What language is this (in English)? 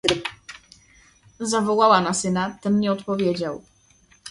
Polish